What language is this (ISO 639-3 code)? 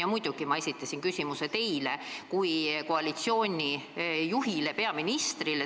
est